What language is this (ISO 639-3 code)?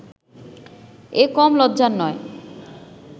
ben